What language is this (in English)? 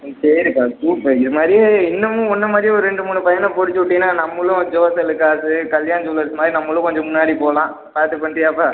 Tamil